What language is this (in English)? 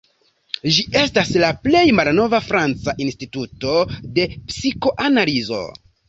Esperanto